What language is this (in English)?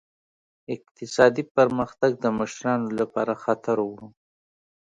Pashto